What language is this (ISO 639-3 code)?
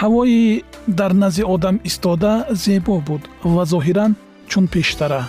fas